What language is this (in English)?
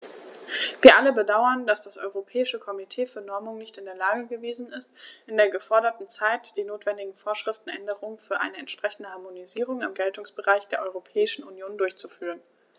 German